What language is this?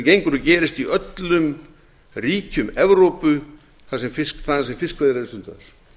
Icelandic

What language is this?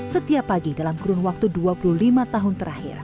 Indonesian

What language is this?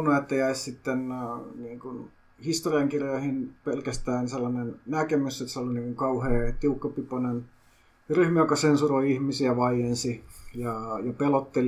Finnish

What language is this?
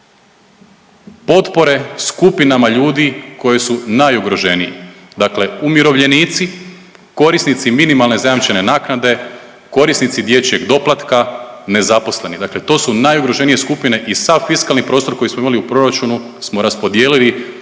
Croatian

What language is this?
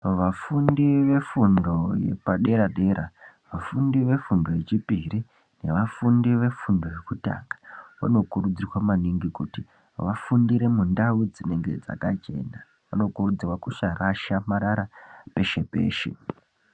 Ndau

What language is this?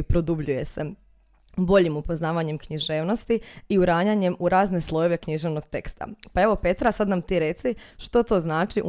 Croatian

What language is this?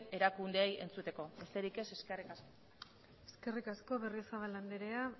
Basque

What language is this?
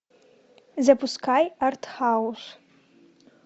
Russian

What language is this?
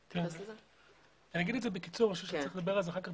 Hebrew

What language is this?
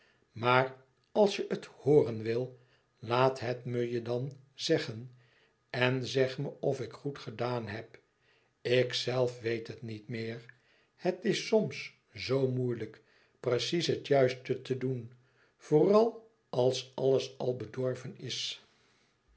Dutch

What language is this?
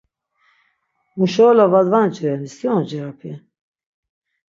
Laz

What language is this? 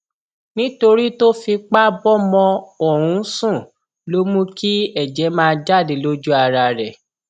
Yoruba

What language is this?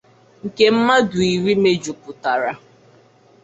Igbo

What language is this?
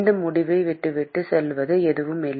Tamil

